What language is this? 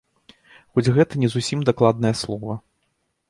Belarusian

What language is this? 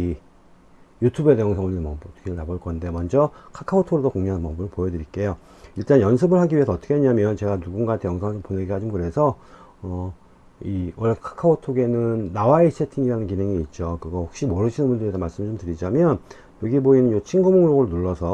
Korean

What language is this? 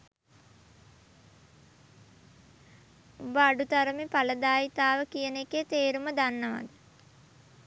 Sinhala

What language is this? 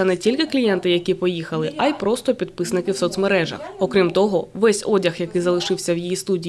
Ukrainian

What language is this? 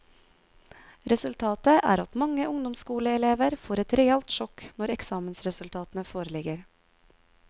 Norwegian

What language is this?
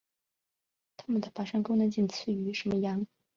Chinese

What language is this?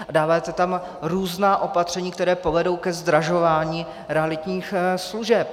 Czech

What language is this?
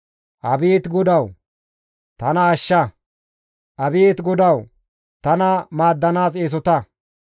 Gamo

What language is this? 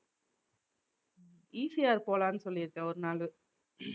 Tamil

